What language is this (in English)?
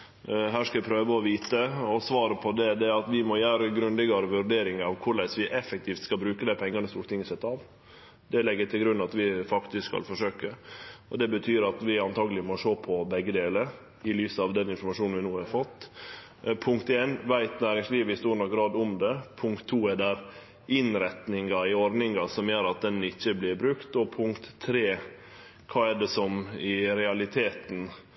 Norwegian Nynorsk